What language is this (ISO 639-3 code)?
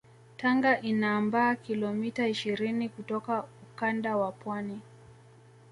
swa